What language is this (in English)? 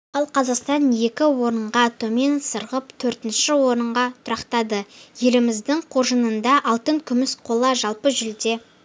Kazakh